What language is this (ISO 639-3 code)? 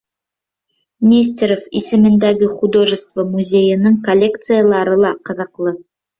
bak